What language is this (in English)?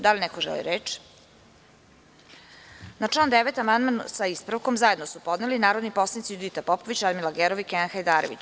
Serbian